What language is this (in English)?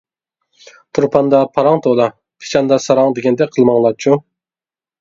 Uyghur